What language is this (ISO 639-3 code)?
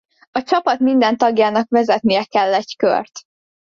hun